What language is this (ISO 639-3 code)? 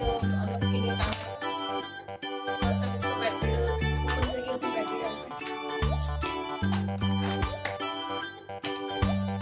pol